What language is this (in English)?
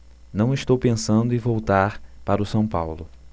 Portuguese